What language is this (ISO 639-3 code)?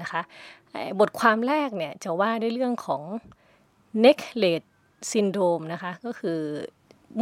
tha